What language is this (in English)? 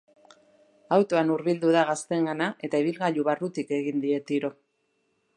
Basque